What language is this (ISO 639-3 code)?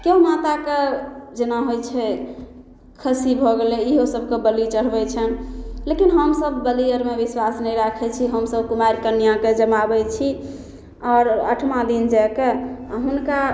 mai